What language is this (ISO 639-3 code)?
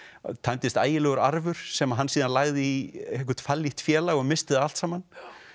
isl